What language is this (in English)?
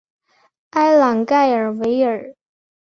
Chinese